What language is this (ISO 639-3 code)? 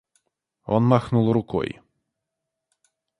rus